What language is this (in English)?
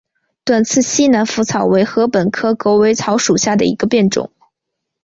Chinese